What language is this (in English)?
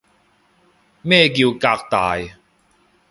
Cantonese